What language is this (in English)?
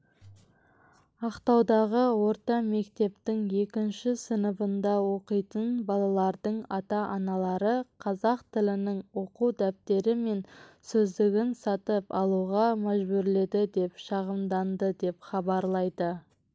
Kazakh